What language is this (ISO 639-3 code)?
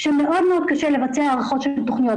heb